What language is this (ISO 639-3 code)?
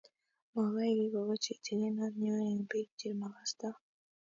kln